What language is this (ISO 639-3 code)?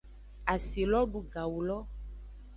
ajg